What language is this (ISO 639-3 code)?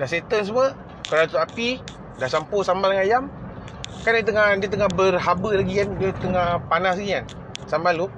msa